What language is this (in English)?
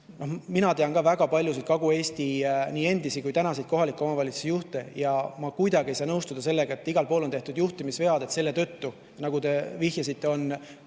Estonian